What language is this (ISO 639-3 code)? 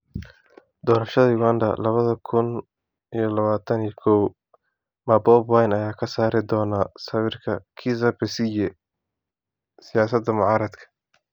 som